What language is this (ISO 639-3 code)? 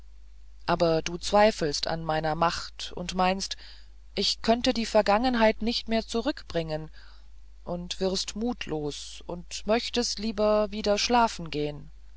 deu